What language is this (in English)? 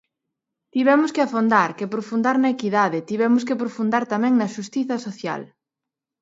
Galician